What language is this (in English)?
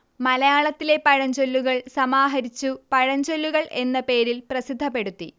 Malayalam